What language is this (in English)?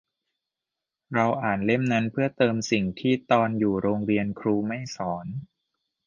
Thai